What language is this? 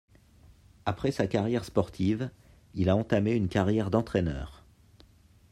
French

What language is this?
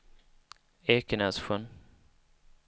Swedish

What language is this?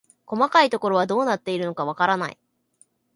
Japanese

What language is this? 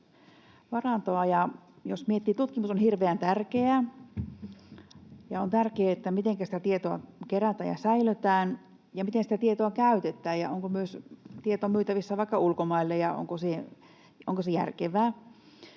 Finnish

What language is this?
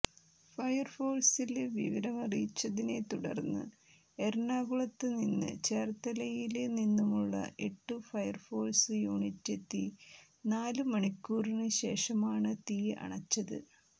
Malayalam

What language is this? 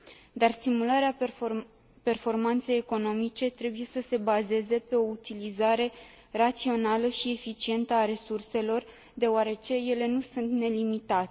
Romanian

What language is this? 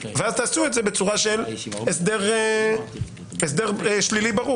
Hebrew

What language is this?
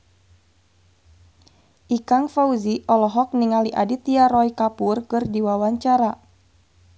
Sundanese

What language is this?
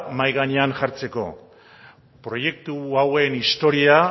Basque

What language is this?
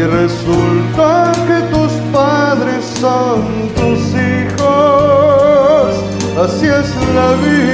Romanian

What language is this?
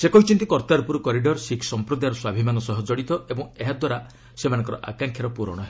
Odia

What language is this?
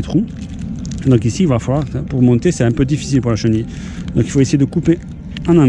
French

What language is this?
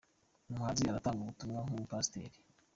Kinyarwanda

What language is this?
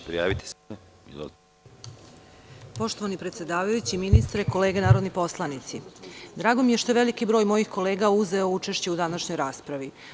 Serbian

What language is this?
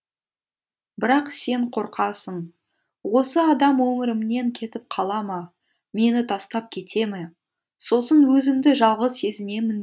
Kazakh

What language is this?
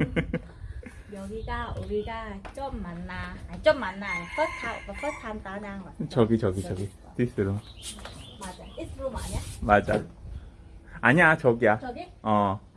Korean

